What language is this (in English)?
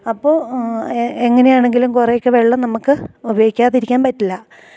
Malayalam